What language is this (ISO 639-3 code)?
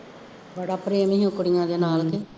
pan